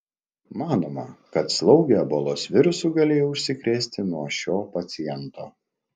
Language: Lithuanian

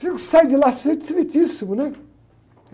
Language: Portuguese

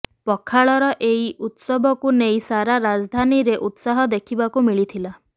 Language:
Odia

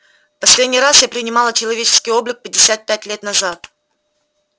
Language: Russian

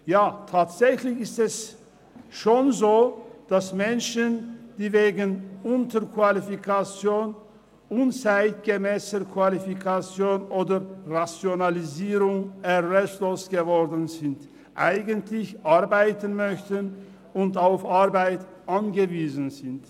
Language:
Swiss German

